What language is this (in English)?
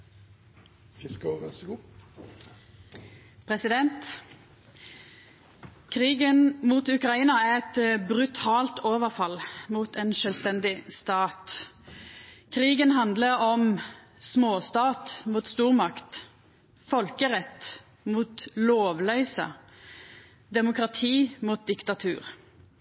Norwegian Nynorsk